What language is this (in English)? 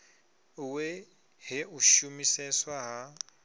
Venda